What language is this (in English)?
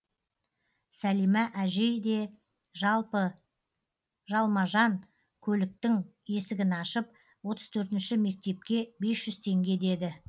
Kazakh